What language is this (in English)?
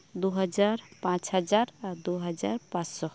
Santali